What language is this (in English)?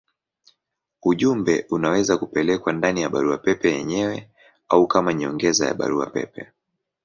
Swahili